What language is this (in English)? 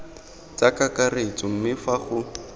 Tswana